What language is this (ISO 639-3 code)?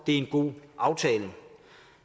dan